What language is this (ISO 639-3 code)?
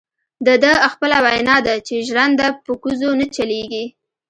pus